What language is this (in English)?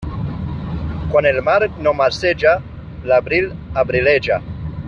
Catalan